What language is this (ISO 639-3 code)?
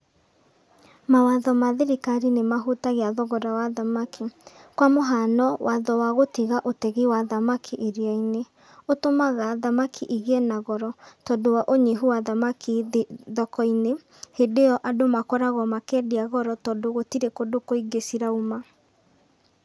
kik